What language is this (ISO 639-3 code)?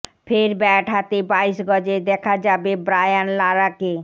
ben